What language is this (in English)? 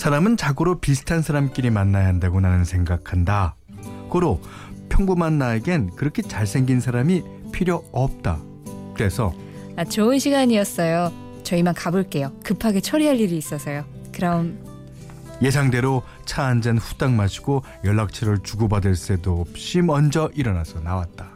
Korean